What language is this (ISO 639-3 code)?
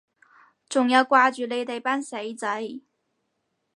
yue